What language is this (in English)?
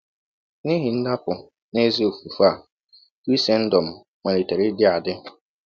Igbo